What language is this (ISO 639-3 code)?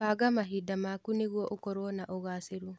kik